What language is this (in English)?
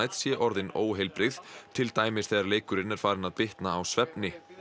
Icelandic